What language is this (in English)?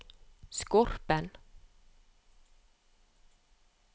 Norwegian